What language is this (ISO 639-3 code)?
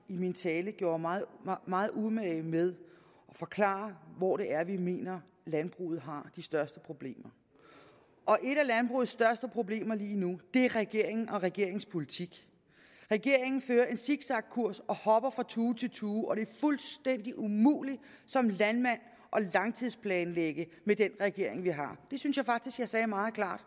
dan